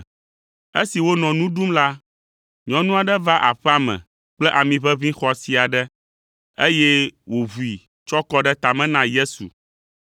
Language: Ewe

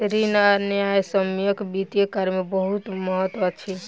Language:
Maithili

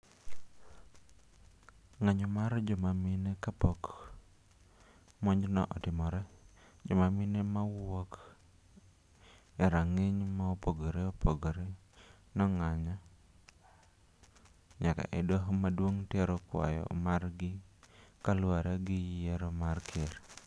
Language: Luo (Kenya and Tanzania)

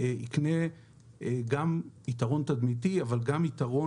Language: Hebrew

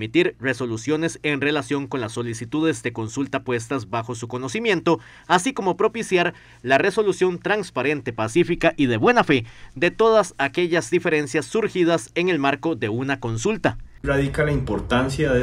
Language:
Spanish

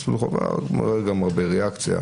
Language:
Hebrew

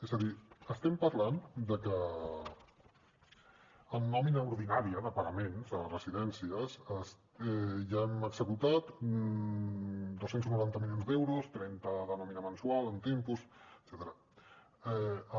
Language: Catalan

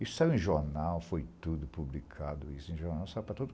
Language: Portuguese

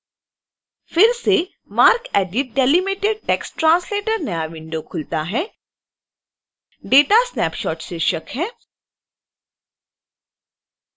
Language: Hindi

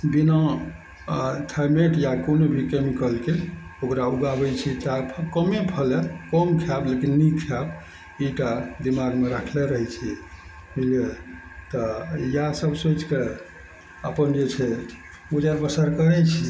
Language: Maithili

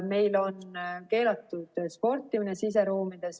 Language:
Estonian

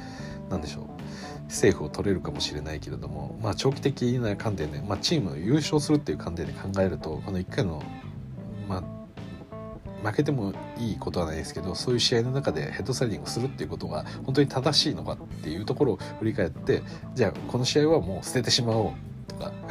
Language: Japanese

